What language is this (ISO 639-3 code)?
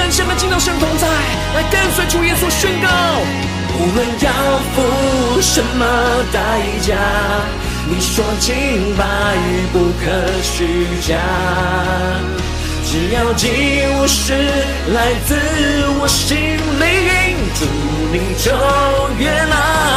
zho